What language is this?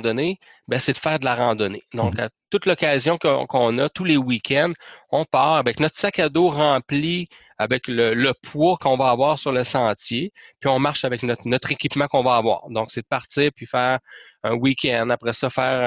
French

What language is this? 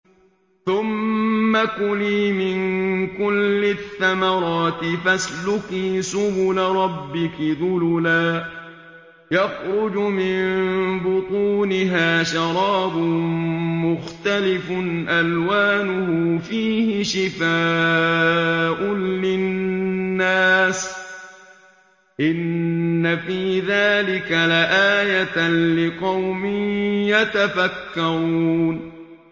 Arabic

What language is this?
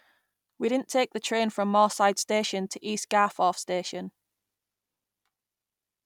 English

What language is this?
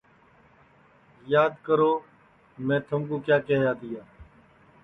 Sansi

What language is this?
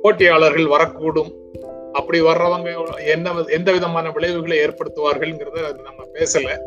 Tamil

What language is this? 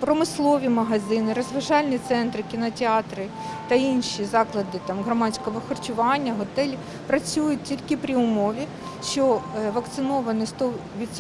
Ukrainian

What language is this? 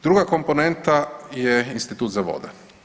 Croatian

